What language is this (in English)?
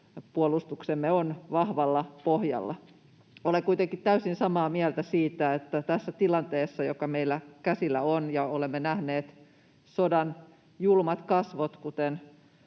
Finnish